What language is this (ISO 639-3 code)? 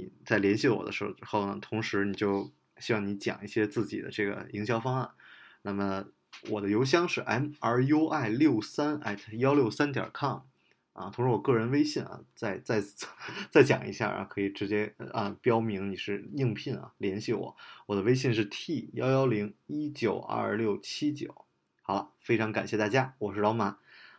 zho